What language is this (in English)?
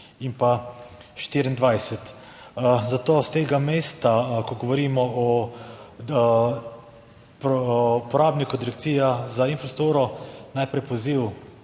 Slovenian